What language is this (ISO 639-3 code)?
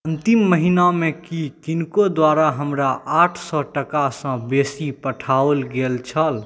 mai